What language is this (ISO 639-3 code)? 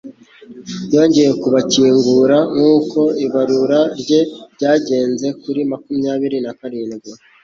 kin